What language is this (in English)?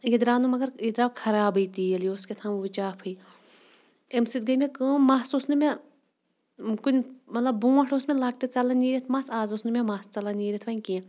Kashmiri